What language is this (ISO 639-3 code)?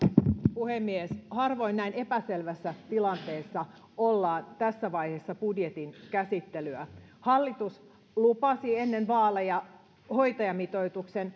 fin